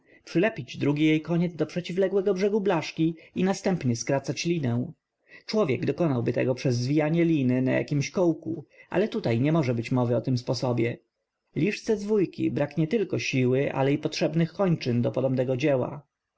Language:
Polish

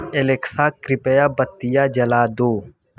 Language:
Hindi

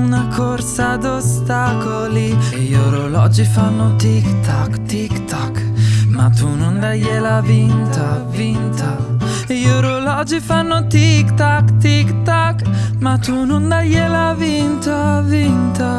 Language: Italian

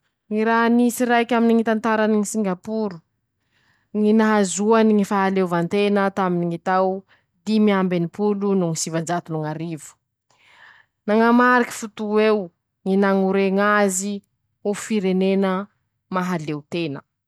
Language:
Masikoro Malagasy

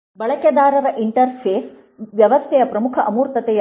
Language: Kannada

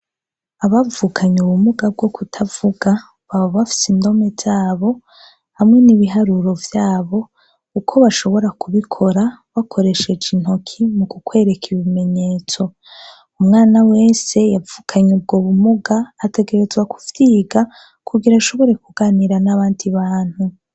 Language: Rundi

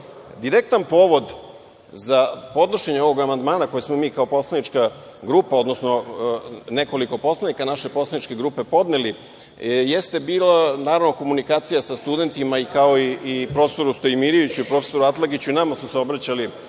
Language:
Serbian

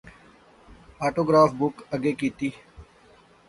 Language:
Pahari-Potwari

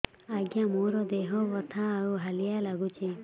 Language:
Odia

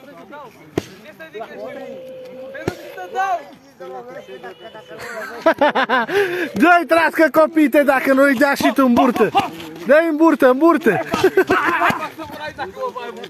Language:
Romanian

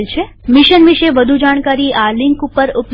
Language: Gujarati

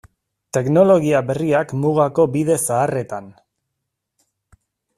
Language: Basque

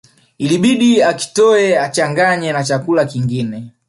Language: Swahili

